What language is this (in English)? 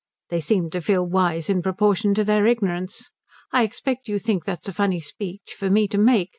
English